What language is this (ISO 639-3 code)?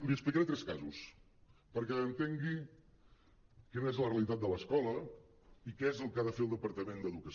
cat